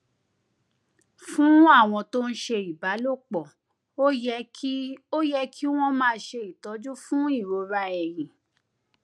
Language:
Yoruba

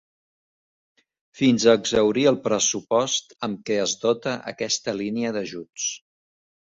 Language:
Catalan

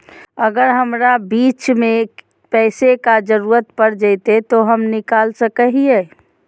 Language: Magahi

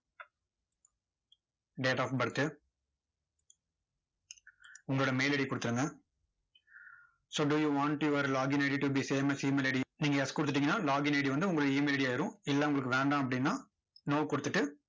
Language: Tamil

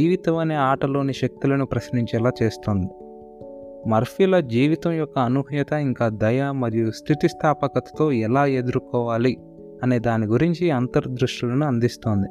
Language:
Telugu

